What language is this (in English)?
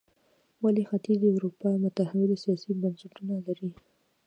Pashto